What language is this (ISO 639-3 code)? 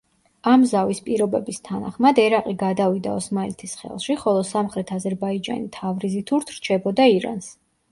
kat